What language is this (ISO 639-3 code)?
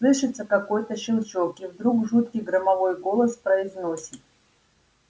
rus